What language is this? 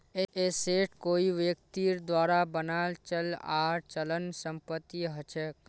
Magahi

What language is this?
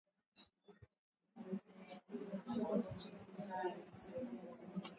Swahili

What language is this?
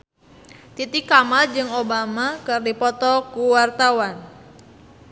Sundanese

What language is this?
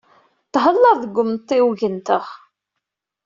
Kabyle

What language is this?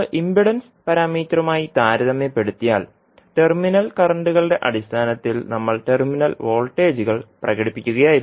Malayalam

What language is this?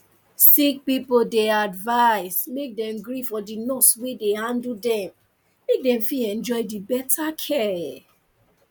Nigerian Pidgin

